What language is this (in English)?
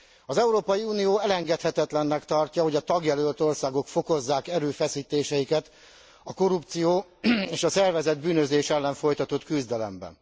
Hungarian